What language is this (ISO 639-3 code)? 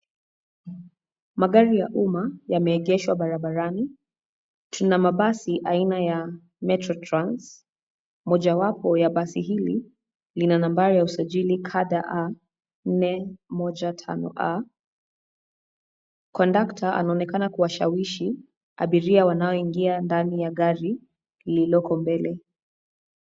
swa